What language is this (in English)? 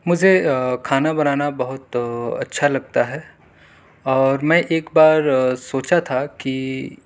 Urdu